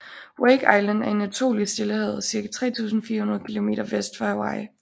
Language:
Danish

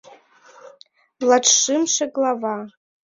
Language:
Mari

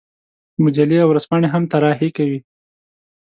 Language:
Pashto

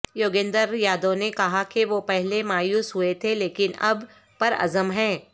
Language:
Urdu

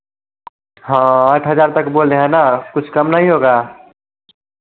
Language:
Hindi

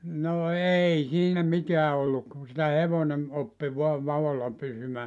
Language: Finnish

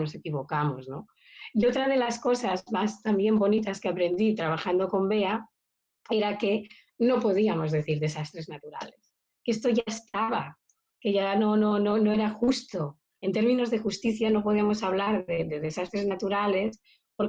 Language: Spanish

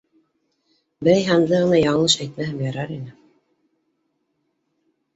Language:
Bashkir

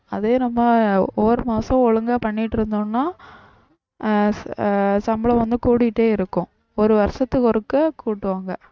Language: Tamil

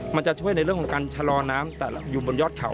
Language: Thai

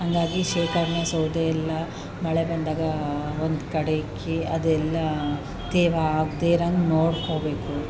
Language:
Kannada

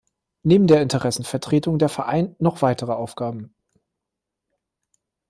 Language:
German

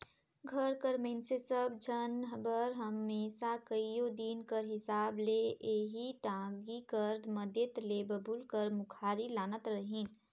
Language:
Chhattisgarhi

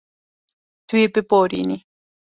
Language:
Kurdish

